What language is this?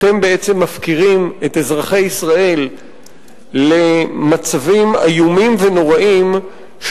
Hebrew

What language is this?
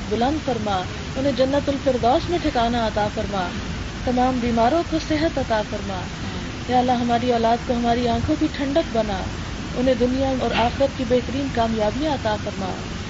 Urdu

